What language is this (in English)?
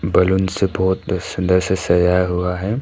Hindi